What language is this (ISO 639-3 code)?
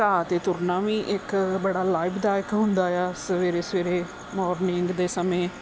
pan